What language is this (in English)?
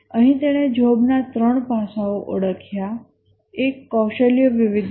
Gujarati